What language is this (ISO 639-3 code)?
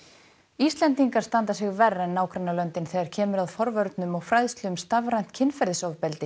isl